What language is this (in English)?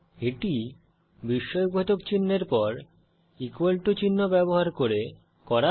Bangla